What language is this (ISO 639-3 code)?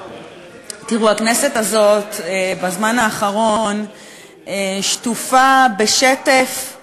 heb